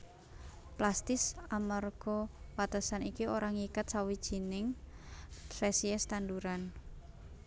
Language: Javanese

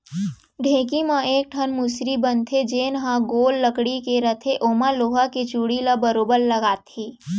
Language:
Chhattisgarhi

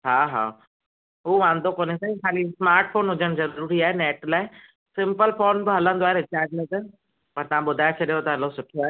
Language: Sindhi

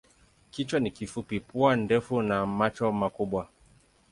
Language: Swahili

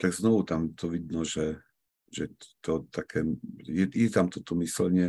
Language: Slovak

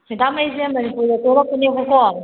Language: Manipuri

